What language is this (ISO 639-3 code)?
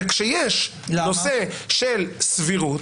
heb